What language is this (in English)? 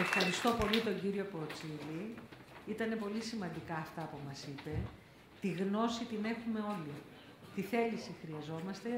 Greek